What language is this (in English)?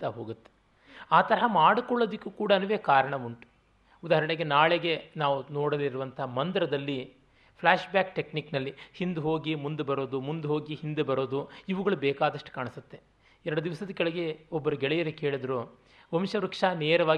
Kannada